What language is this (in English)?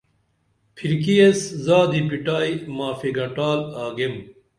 Dameli